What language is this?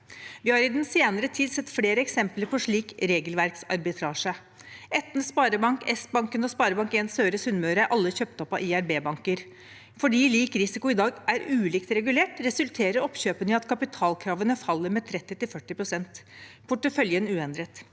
Norwegian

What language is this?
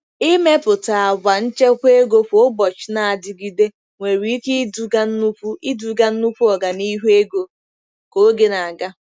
Igbo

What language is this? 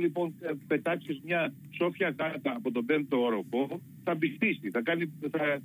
Greek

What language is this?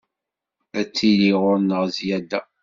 Kabyle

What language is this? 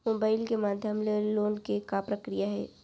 Chhattisgarhi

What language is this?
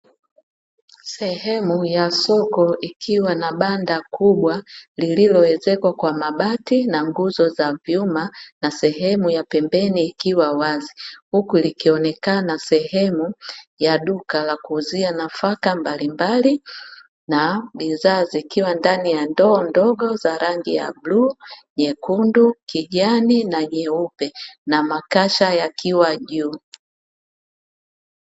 Swahili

